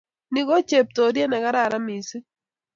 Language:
Kalenjin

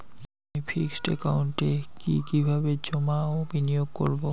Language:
Bangla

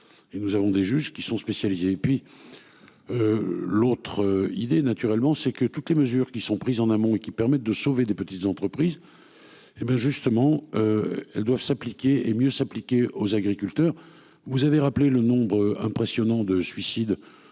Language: French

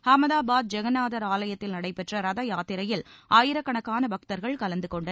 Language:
Tamil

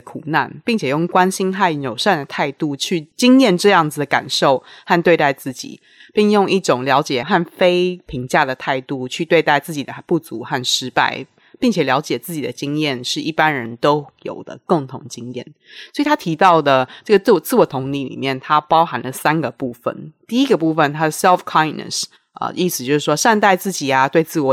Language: Chinese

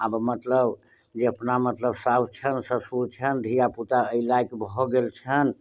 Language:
Maithili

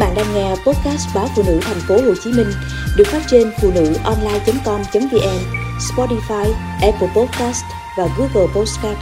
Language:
Vietnamese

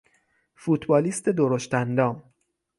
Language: Persian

